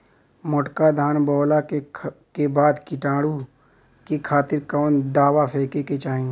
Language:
Bhojpuri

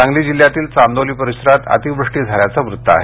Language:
Marathi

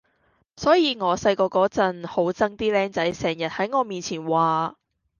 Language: Cantonese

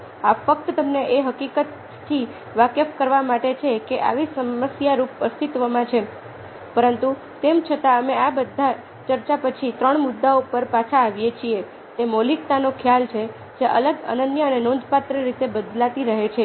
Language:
Gujarati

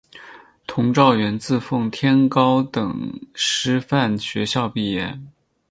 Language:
Chinese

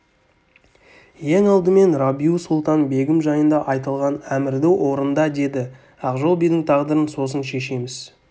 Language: Kazakh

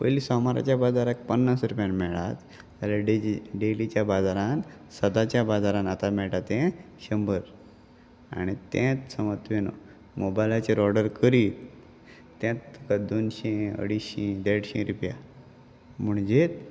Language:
Konkani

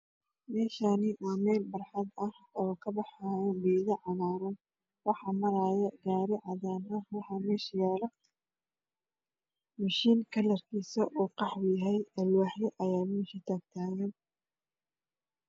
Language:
Somali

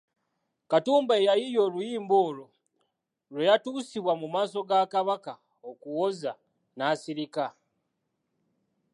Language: Ganda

